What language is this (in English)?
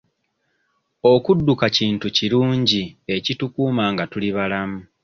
Ganda